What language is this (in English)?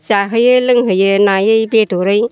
Bodo